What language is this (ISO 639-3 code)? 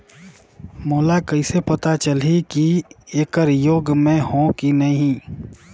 hne